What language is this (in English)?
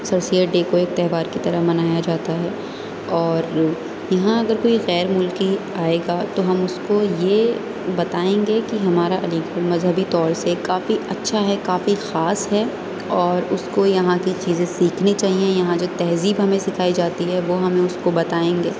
Urdu